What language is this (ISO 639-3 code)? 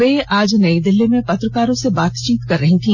hin